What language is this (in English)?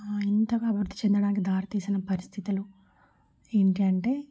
Telugu